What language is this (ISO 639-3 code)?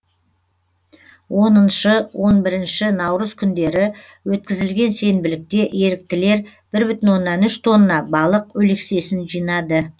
kaz